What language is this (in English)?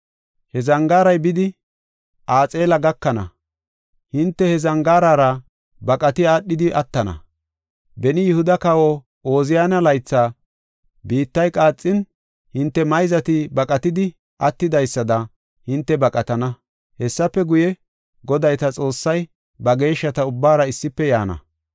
Gofa